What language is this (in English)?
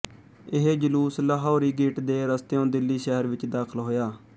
Punjabi